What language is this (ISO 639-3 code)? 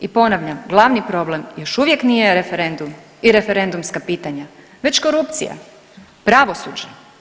hrv